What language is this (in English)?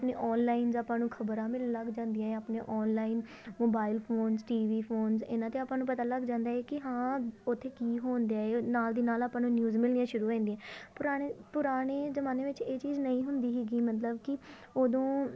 Punjabi